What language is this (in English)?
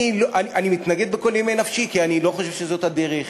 Hebrew